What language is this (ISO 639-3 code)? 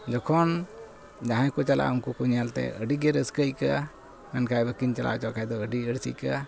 sat